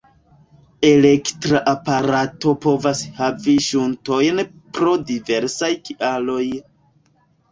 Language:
Esperanto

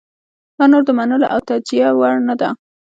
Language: Pashto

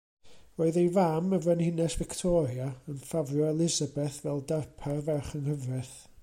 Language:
Welsh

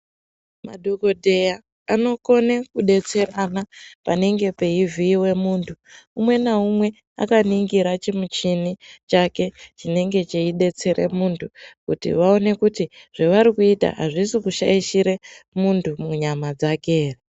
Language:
Ndau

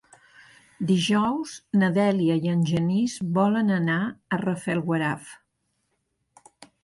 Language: Catalan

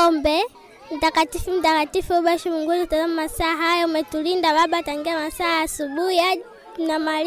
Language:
Swahili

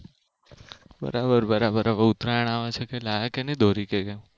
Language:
Gujarati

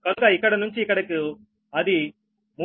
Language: Telugu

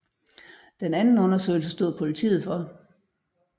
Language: Danish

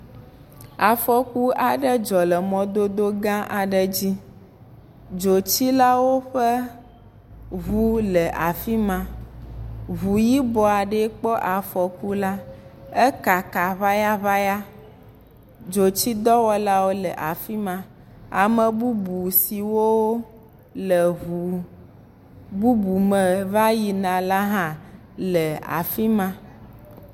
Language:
Ewe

